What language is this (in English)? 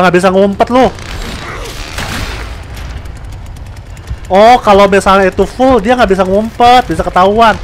Indonesian